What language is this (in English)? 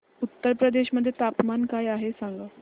Marathi